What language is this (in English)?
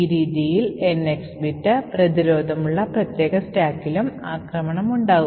Malayalam